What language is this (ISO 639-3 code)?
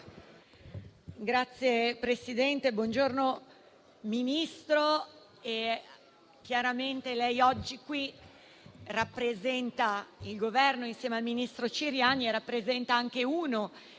ita